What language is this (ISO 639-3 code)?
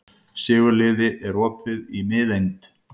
isl